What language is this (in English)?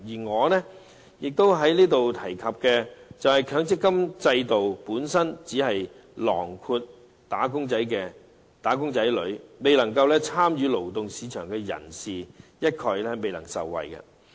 Cantonese